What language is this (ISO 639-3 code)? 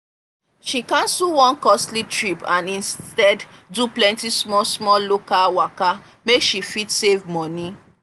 pcm